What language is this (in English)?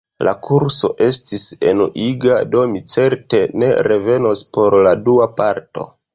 Esperanto